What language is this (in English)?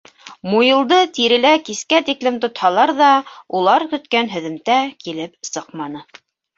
Bashkir